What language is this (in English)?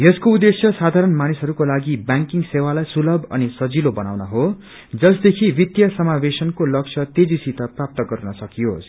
Nepali